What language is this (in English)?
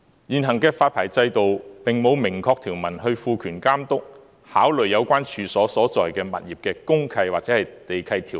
Cantonese